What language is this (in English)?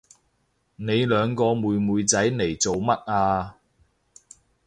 Cantonese